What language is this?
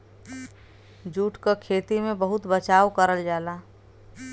Bhojpuri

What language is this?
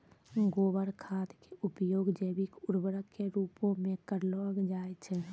Maithili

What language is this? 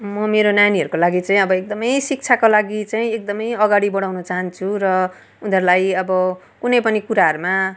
Nepali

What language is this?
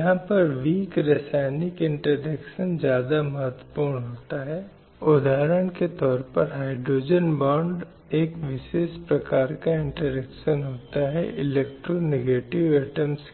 Hindi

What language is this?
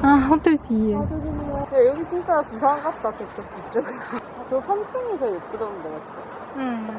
Korean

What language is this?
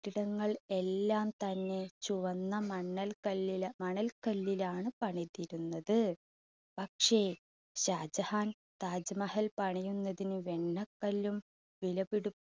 Malayalam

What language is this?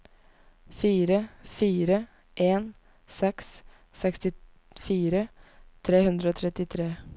Norwegian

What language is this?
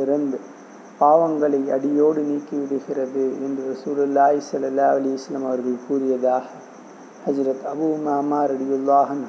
Tamil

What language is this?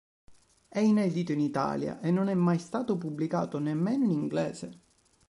Italian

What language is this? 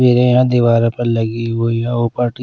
Hindi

